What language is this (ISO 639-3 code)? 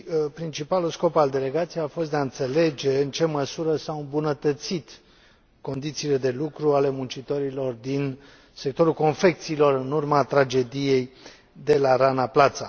ron